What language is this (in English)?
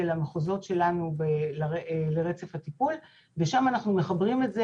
Hebrew